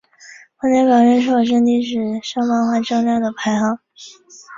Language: Chinese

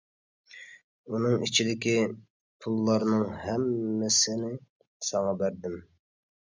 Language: Uyghur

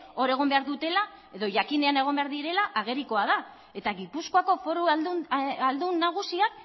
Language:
Basque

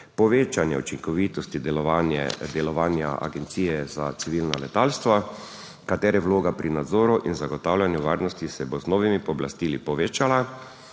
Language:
Slovenian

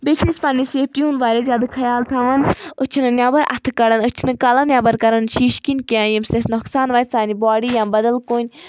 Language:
Kashmiri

